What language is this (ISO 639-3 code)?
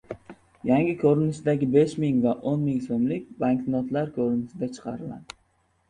uzb